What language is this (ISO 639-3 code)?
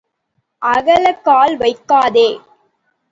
tam